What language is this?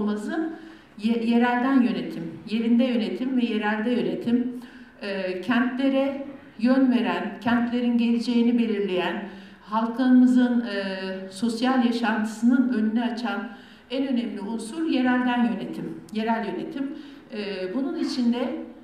Turkish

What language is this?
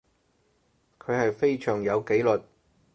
Cantonese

